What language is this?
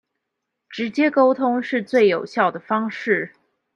Chinese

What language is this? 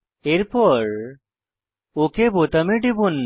Bangla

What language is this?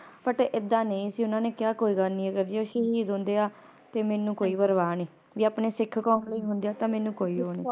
Punjabi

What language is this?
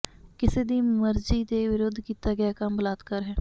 Punjabi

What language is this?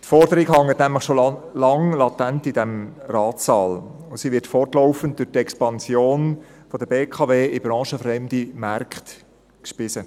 Swiss German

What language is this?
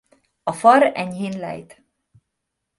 Hungarian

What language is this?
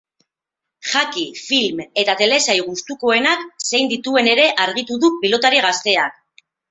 Basque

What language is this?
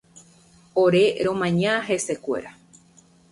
Guarani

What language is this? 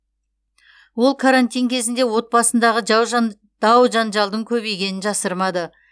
Kazakh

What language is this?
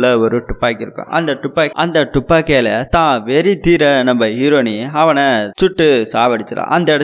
Tamil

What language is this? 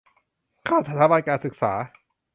Thai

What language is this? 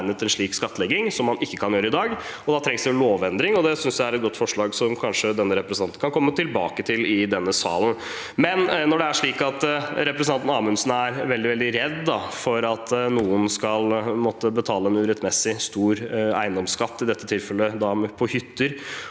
Norwegian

